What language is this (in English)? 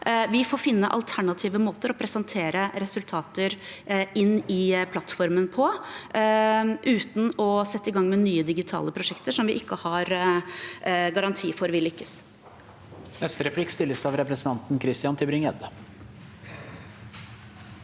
Norwegian